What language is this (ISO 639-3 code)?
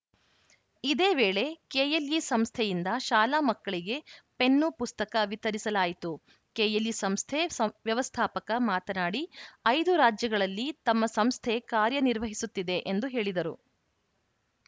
kan